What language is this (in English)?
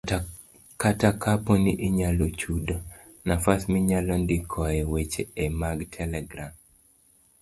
Luo (Kenya and Tanzania)